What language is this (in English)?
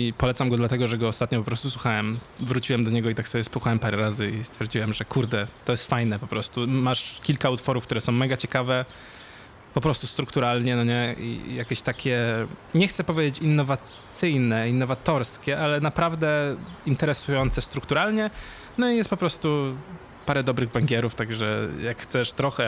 Polish